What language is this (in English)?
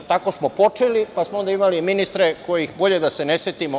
Serbian